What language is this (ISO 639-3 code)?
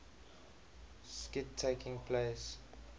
eng